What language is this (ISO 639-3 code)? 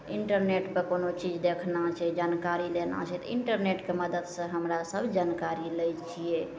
mai